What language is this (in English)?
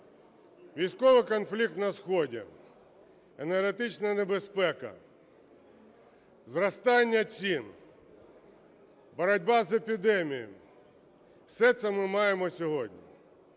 Ukrainian